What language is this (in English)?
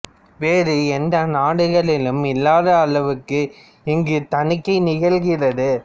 Tamil